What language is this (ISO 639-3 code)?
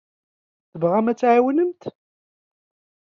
kab